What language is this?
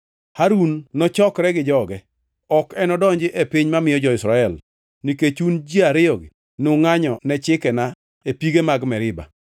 Luo (Kenya and Tanzania)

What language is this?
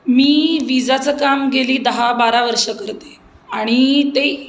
Marathi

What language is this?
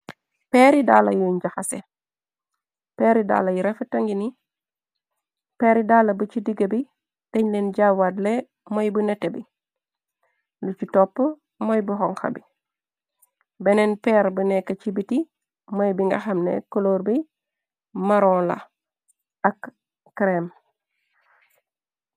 Wolof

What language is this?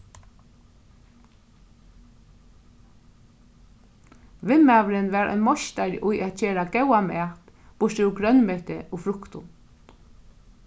Faroese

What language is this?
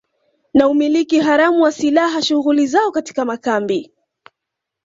Swahili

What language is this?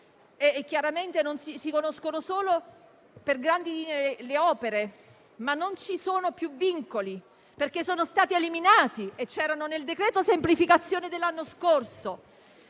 Italian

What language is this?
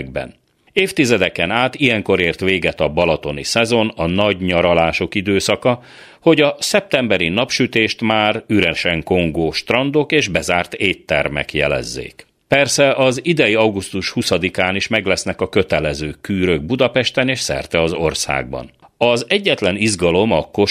Hungarian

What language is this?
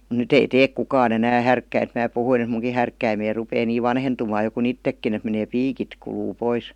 Finnish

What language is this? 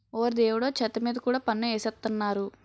Telugu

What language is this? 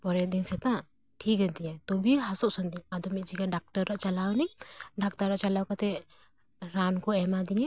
Santali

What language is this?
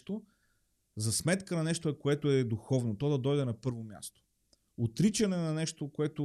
Bulgarian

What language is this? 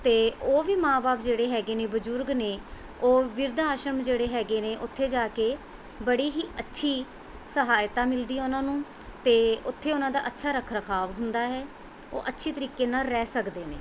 Punjabi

